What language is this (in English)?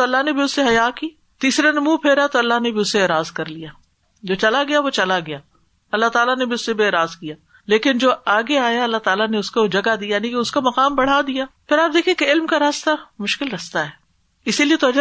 Urdu